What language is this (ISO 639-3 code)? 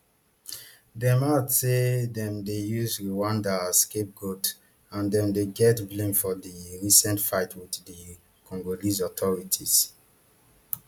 pcm